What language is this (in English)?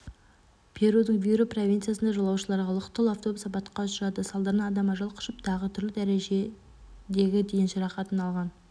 Kazakh